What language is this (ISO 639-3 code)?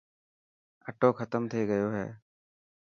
mki